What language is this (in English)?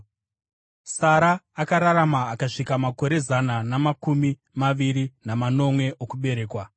Shona